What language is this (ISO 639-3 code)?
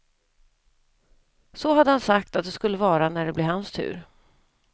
swe